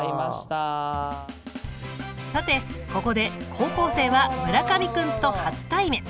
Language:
Japanese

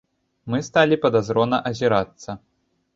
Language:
Belarusian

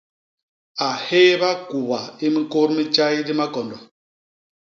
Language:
Basaa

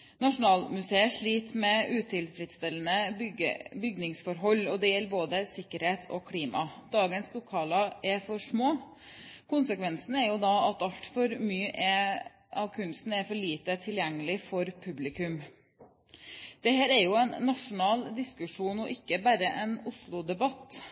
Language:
Norwegian Bokmål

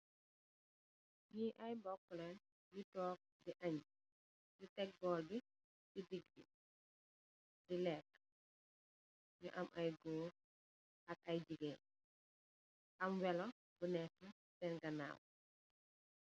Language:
Wolof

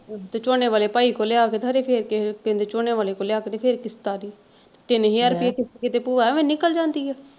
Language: Punjabi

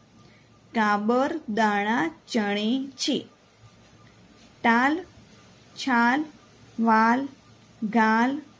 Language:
Gujarati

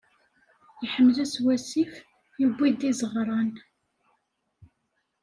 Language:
Kabyle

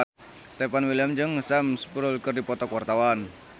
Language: Sundanese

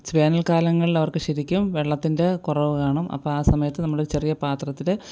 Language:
Malayalam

